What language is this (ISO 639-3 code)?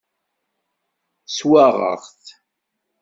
kab